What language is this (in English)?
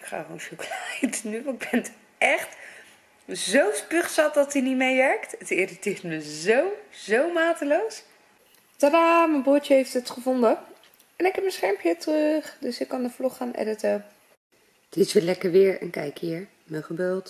Dutch